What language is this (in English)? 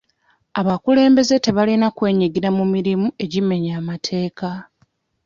Ganda